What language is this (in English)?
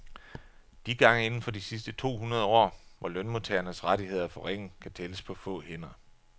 Danish